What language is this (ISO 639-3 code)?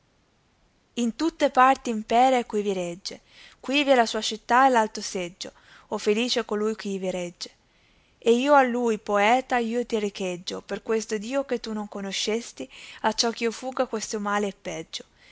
ita